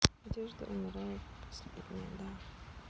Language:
Russian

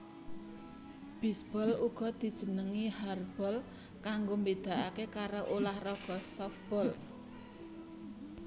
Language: Javanese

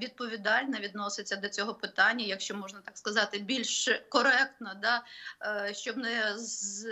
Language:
Ukrainian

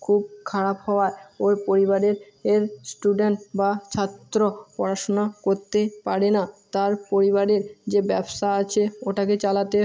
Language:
Bangla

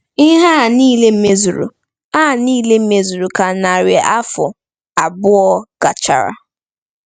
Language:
Igbo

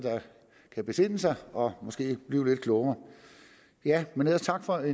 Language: Danish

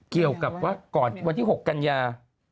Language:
Thai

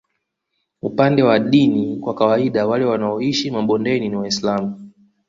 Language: Swahili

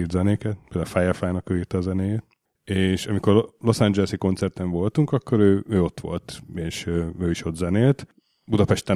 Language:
Hungarian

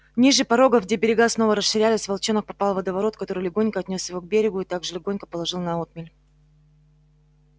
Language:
Russian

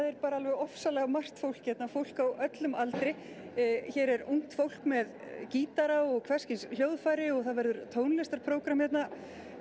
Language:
Icelandic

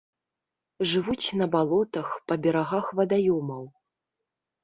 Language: Belarusian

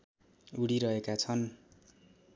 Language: Nepali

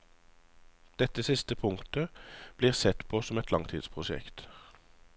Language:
Norwegian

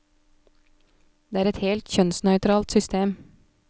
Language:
Norwegian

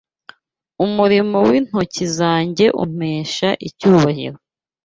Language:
Kinyarwanda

